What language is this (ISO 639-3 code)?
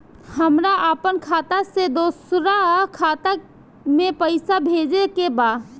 bho